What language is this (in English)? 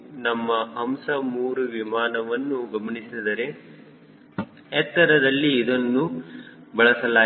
Kannada